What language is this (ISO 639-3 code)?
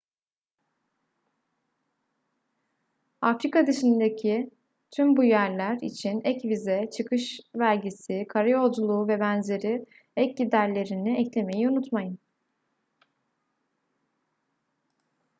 tur